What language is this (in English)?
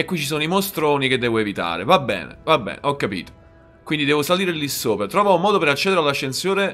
Italian